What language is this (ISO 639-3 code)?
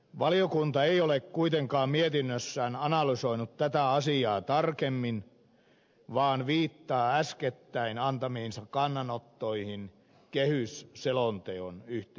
fin